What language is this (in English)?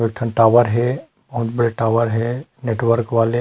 Chhattisgarhi